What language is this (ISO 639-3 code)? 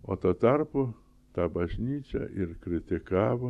lit